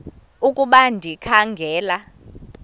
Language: Xhosa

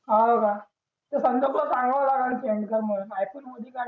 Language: Marathi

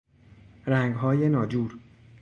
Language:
Persian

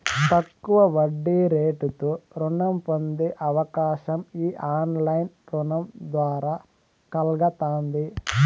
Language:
Telugu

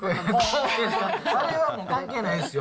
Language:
Japanese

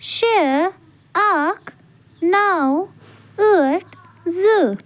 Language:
Kashmiri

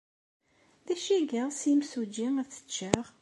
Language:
Kabyle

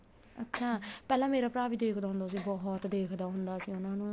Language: Punjabi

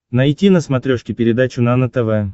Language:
Russian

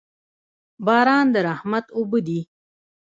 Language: Pashto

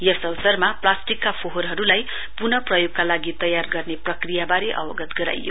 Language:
Nepali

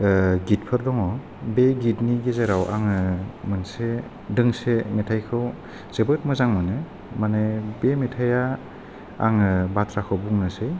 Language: Bodo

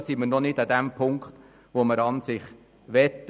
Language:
Swiss German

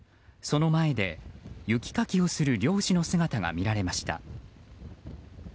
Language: Japanese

